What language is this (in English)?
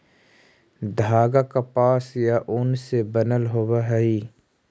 Magahi